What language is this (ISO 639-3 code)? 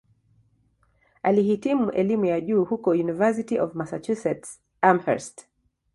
swa